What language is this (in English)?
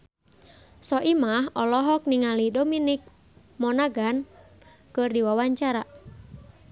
Sundanese